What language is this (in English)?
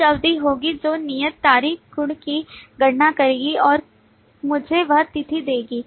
Hindi